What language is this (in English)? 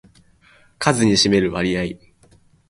Japanese